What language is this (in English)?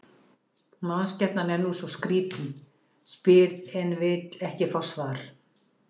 Icelandic